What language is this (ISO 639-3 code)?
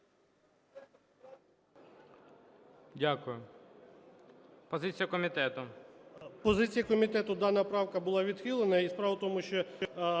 ukr